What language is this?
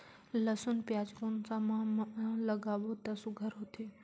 Chhattisgarhi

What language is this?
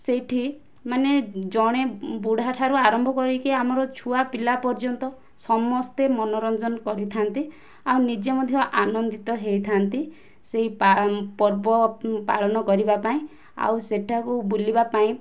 Odia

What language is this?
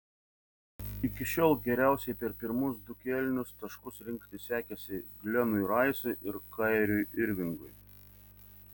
Lithuanian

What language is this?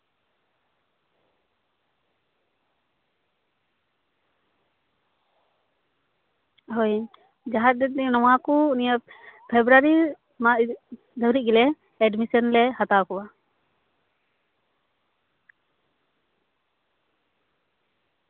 Santali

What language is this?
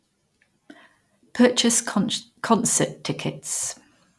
English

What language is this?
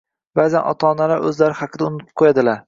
Uzbek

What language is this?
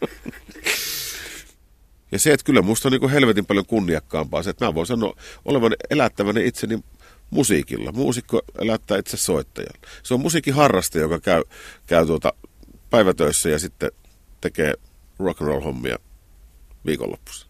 Finnish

